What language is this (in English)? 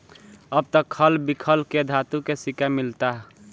Bhojpuri